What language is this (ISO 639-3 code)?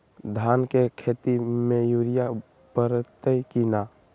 mag